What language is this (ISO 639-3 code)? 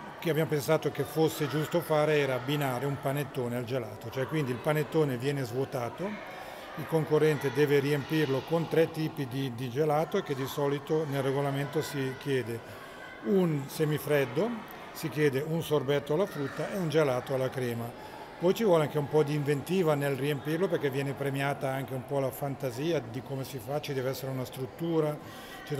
ita